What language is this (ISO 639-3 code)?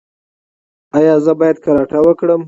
pus